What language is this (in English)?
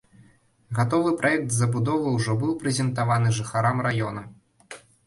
Belarusian